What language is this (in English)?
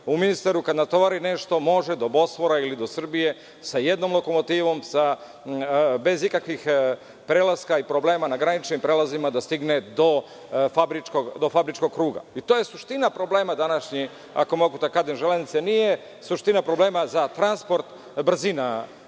Serbian